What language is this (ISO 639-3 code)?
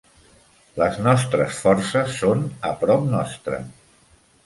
cat